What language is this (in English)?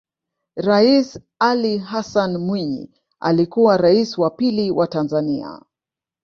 Swahili